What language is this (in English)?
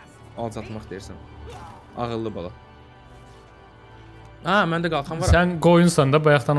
Turkish